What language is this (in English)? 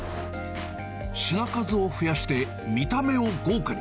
Japanese